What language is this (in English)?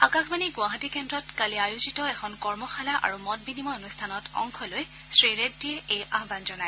Assamese